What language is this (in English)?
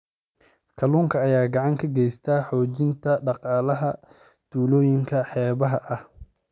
Somali